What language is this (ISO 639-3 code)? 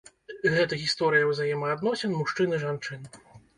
bel